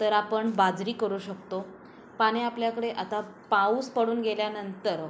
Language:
Marathi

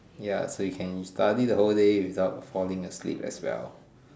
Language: English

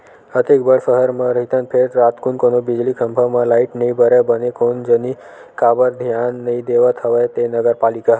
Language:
Chhattisgarhi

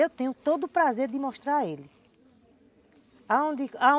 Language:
Portuguese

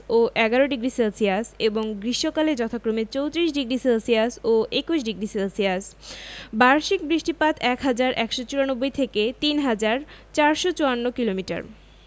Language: Bangla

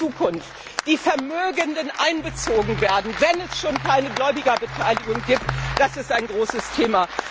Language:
German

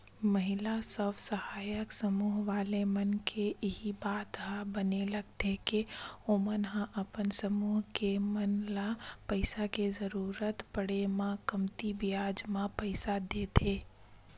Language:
Chhattisgarhi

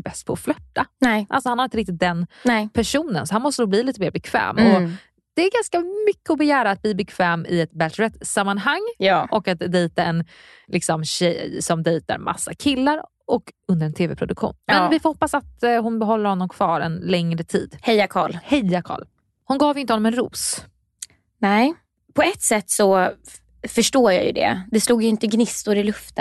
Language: Swedish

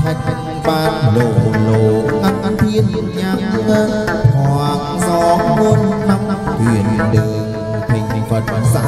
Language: Thai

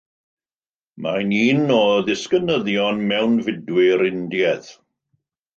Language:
Welsh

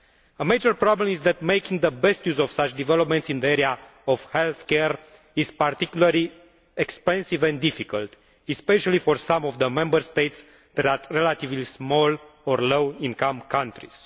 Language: English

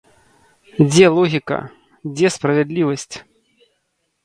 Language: Belarusian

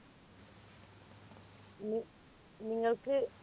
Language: Malayalam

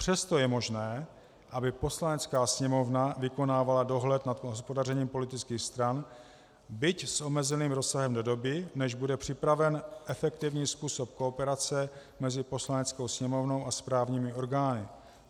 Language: Czech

